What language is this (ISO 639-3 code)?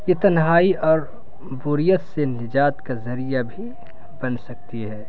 urd